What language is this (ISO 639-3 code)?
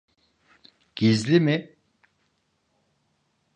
tur